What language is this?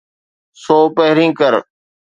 Sindhi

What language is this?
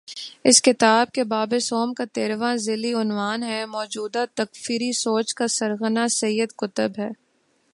Urdu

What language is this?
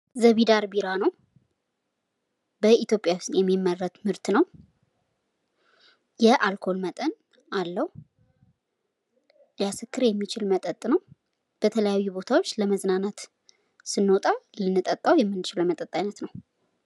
Amharic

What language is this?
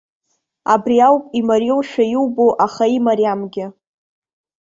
Abkhazian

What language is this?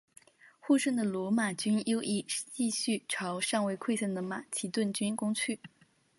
Chinese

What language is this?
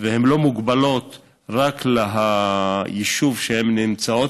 Hebrew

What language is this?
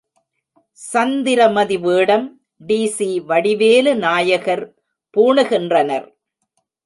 Tamil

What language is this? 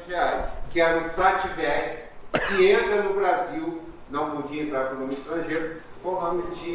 Portuguese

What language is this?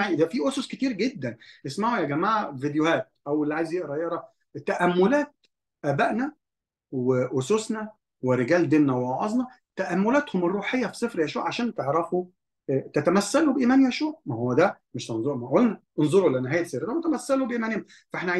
Arabic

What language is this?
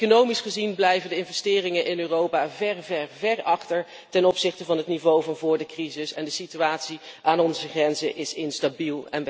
Dutch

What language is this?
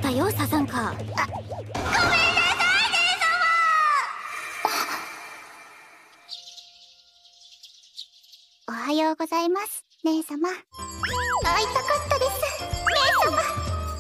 Japanese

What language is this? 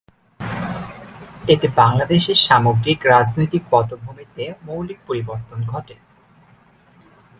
Bangla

